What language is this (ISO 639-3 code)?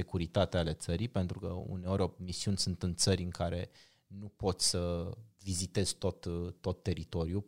ron